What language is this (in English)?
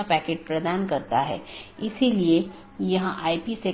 Hindi